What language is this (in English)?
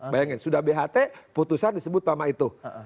Indonesian